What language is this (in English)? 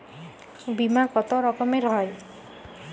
Bangla